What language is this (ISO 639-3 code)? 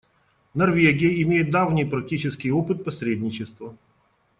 rus